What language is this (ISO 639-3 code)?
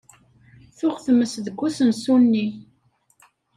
kab